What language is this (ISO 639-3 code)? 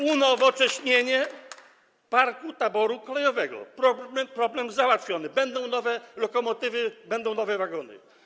pol